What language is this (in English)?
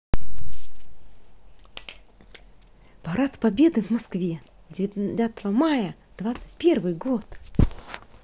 Russian